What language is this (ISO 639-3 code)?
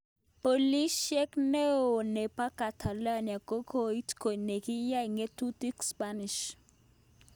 kln